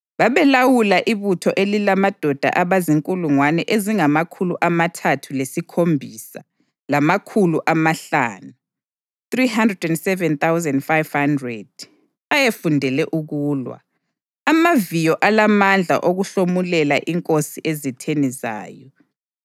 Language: North Ndebele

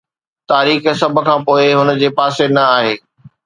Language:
Sindhi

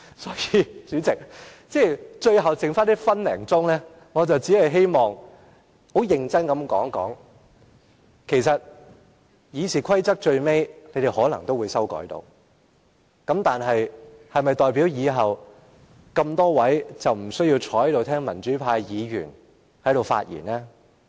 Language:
Cantonese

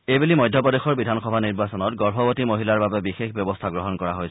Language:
Assamese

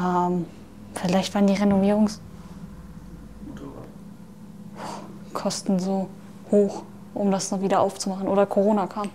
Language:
German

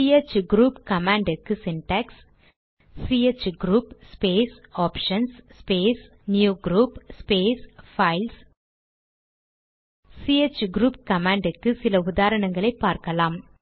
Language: Tamil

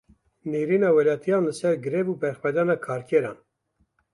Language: Kurdish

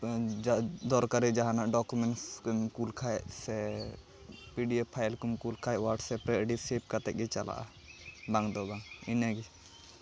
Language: Santali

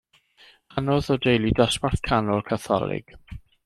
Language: Welsh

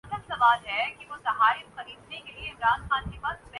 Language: Urdu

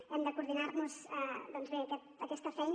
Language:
Catalan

